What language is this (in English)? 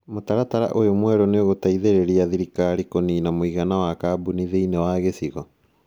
Kikuyu